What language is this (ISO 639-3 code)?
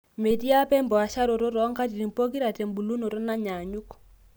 mas